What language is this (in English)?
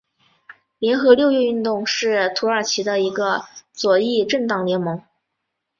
Chinese